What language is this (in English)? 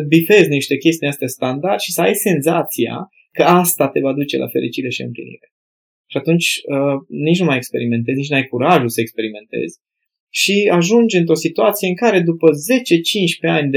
Romanian